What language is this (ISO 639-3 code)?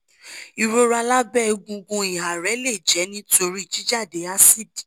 yor